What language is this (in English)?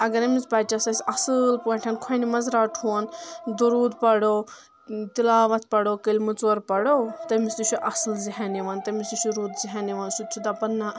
Kashmiri